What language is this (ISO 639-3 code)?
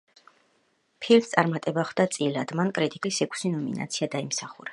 kat